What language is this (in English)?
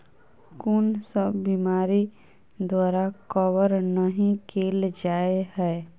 Maithili